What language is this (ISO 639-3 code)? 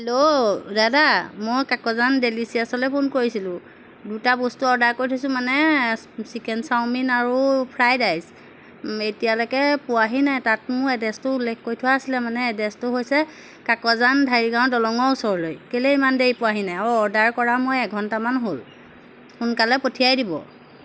asm